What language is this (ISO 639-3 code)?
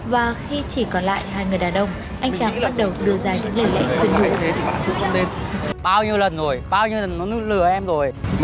vie